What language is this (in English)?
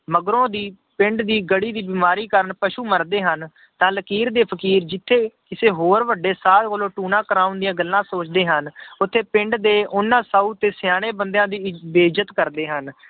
Punjabi